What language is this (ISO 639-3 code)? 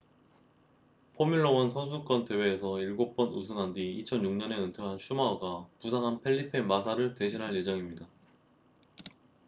kor